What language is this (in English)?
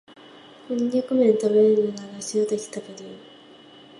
Japanese